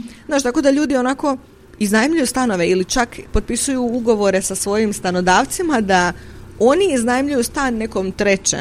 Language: Croatian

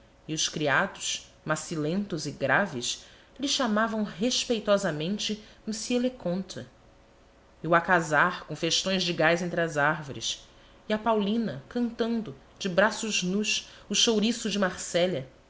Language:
Portuguese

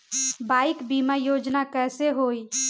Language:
Bhojpuri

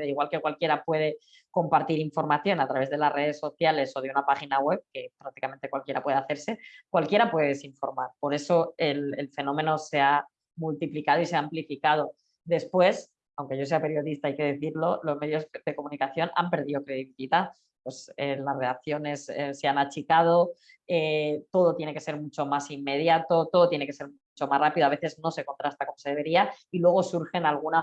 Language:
Spanish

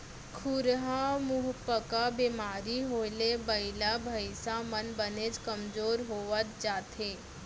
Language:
Chhattisgarhi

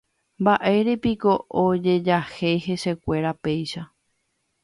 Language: Guarani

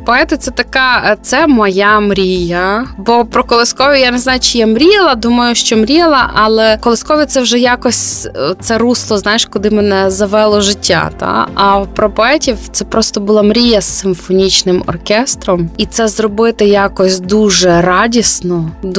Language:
Ukrainian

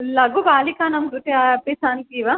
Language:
Sanskrit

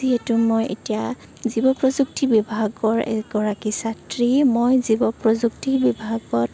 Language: Assamese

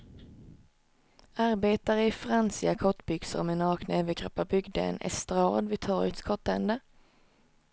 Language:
Swedish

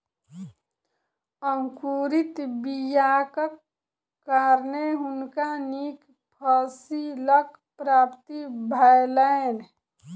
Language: Maithili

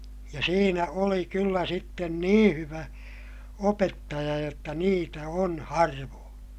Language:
Finnish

